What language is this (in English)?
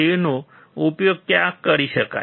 Gujarati